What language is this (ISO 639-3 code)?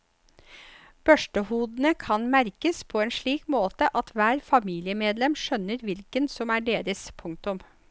nor